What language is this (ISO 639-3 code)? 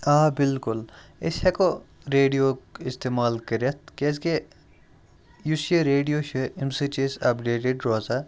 kas